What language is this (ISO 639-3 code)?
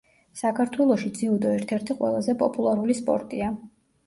kat